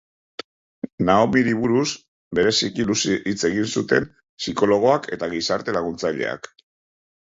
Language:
Basque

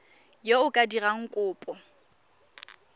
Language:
Tswana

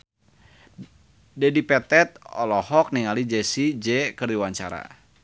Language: Sundanese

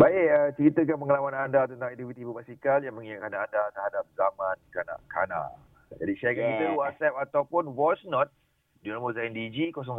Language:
Malay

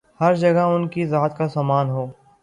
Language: Urdu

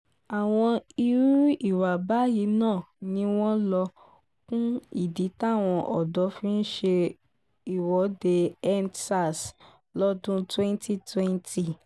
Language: Yoruba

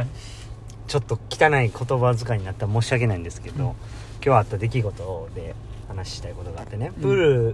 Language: Japanese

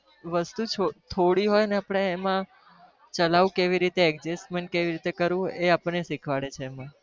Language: Gujarati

